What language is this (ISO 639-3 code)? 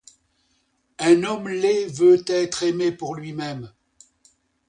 fra